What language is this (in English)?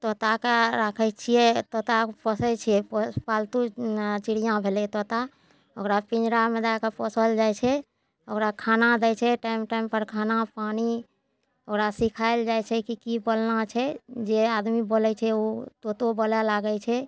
Maithili